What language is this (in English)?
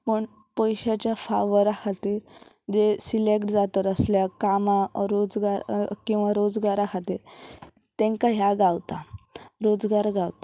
Konkani